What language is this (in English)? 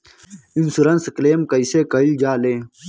Bhojpuri